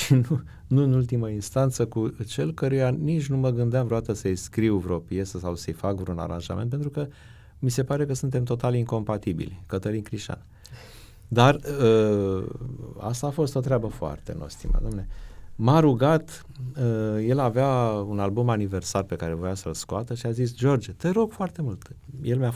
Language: Romanian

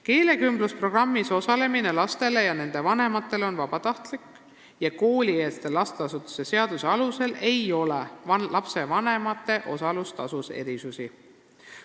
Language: Estonian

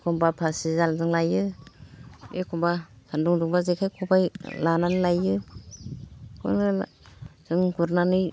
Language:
Bodo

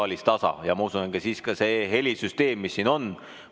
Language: Estonian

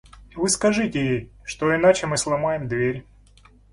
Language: Russian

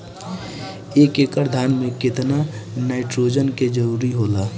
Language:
Bhojpuri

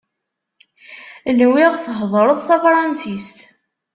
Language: Kabyle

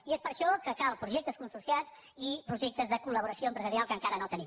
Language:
Catalan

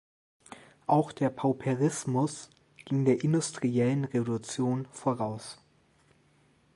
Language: German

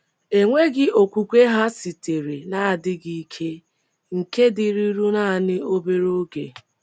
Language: Igbo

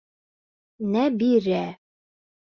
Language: Bashkir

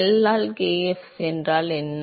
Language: Tamil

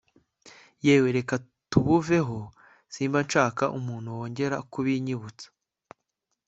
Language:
Kinyarwanda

